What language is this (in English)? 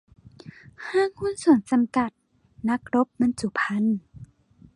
Thai